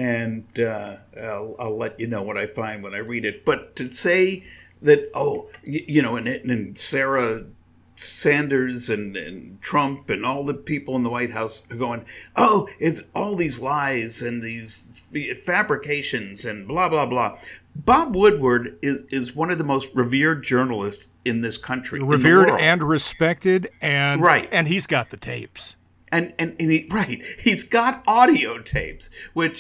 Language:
English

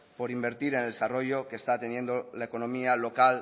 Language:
Spanish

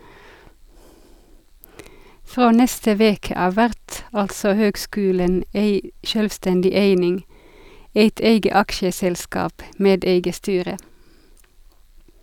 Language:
Norwegian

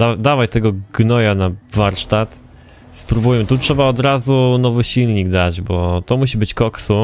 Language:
Polish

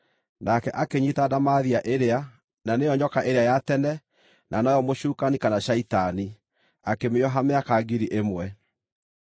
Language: Kikuyu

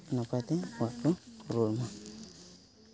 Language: Santali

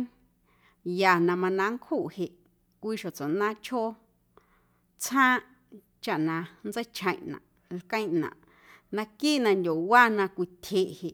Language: Guerrero Amuzgo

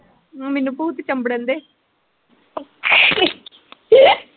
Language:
Punjabi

